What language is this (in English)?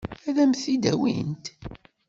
Kabyle